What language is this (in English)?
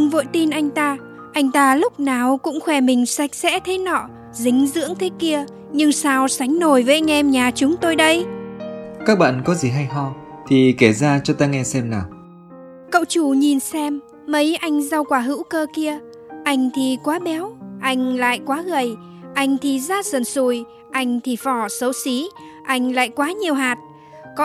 Vietnamese